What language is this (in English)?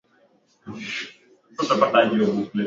Swahili